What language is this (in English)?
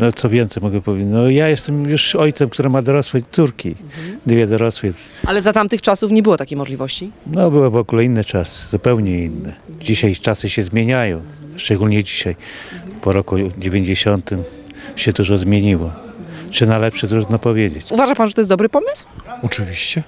Polish